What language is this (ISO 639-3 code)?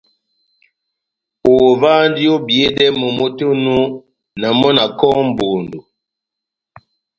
bnm